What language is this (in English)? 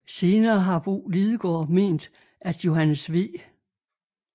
Danish